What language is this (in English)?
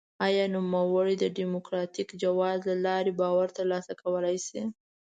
Pashto